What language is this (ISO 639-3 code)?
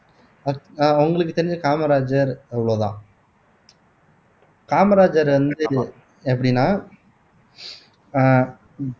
tam